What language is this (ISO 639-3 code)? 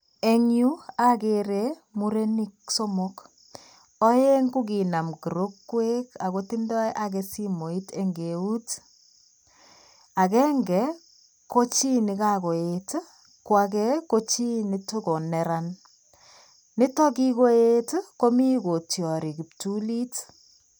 kln